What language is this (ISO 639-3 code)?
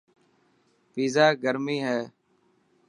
mki